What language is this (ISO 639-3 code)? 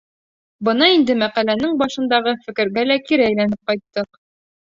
bak